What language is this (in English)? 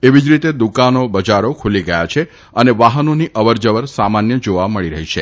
Gujarati